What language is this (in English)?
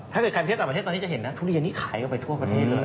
Thai